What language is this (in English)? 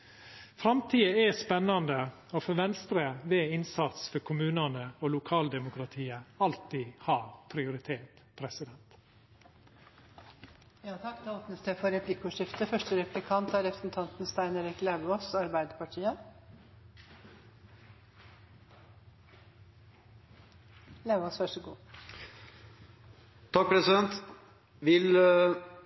Norwegian